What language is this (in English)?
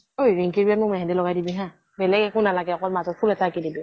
Assamese